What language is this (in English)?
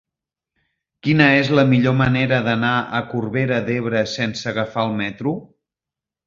Catalan